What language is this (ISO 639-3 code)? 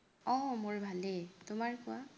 asm